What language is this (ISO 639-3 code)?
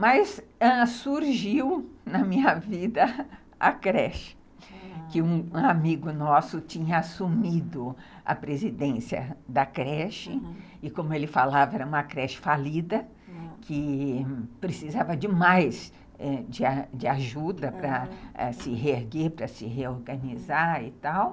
por